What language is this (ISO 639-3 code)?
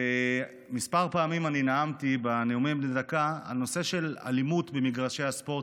heb